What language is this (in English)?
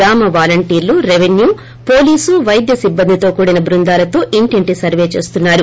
Telugu